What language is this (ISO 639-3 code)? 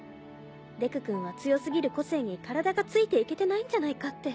jpn